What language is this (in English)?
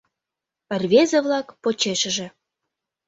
Mari